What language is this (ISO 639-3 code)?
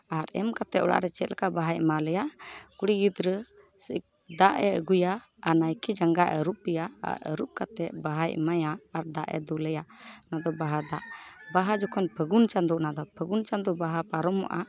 sat